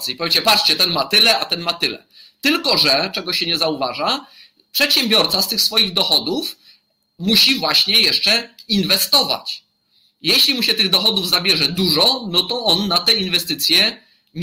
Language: Polish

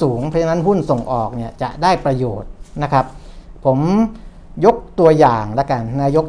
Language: Thai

